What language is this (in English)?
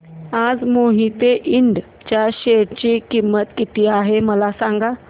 Marathi